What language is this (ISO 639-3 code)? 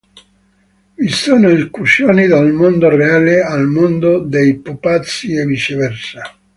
ita